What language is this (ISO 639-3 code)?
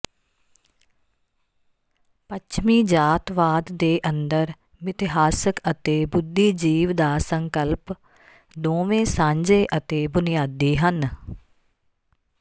pan